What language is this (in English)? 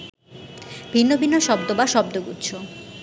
Bangla